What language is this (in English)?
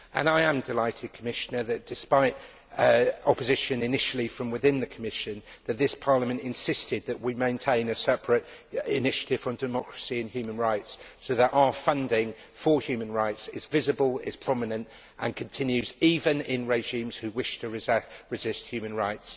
English